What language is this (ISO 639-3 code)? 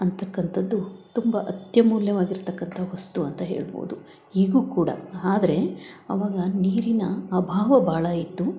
kan